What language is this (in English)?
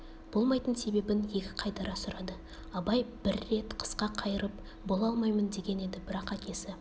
Kazakh